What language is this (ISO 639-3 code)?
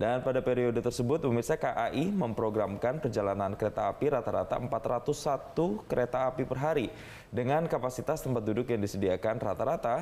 ind